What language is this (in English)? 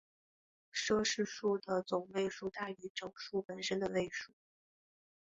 Chinese